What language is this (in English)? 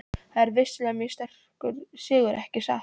Icelandic